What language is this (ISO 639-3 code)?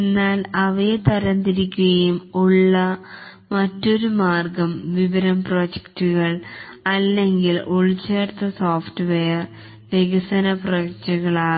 mal